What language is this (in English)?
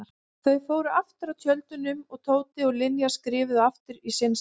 Icelandic